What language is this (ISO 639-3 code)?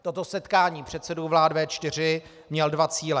ces